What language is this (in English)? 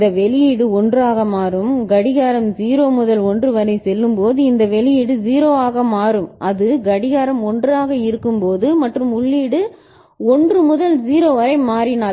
Tamil